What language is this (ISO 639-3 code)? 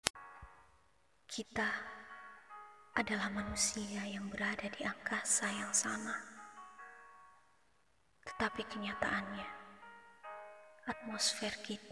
ind